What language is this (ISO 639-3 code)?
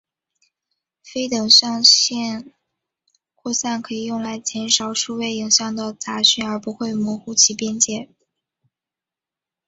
zho